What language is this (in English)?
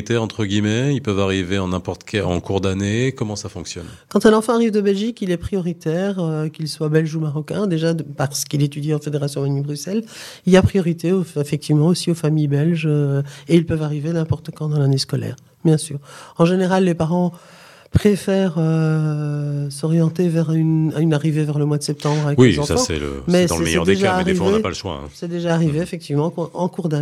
French